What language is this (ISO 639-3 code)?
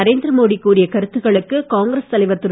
tam